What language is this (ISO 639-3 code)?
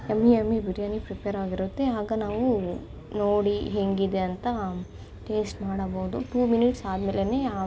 kan